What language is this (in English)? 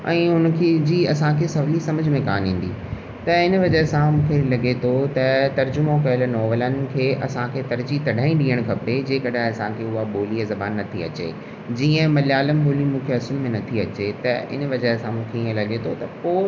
Sindhi